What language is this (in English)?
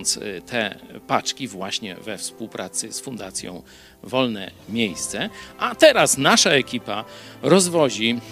Polish